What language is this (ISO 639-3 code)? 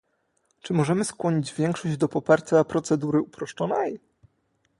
pol